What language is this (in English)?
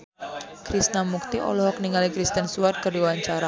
Sundanese